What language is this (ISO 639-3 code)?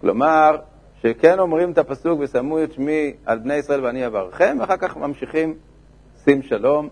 heb